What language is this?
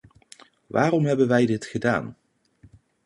Dutch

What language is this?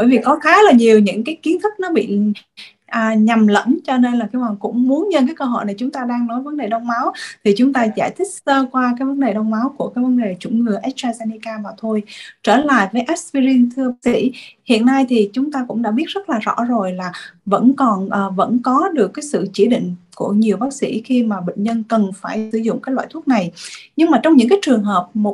Vietnamese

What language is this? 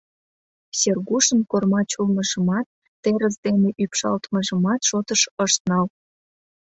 Mari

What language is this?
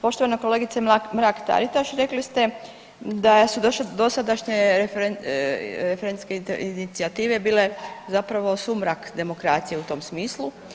Croatian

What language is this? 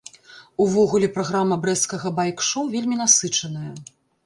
Belarusian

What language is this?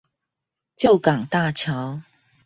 Chinese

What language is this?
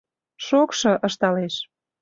Mari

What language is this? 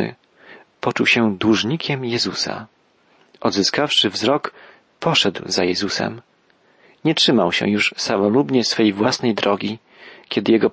Polish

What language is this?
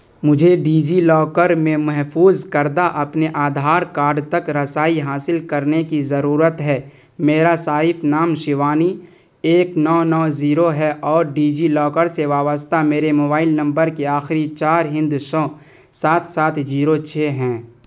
Urdu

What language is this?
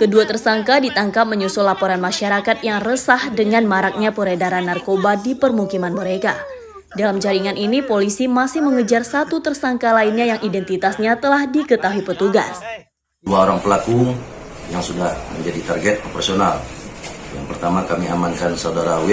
Indonesian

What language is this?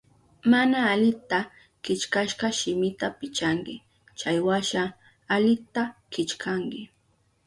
Southern Pastaza Quechua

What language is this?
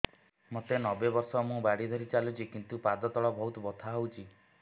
Odia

